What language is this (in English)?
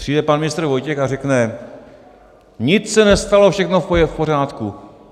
Czech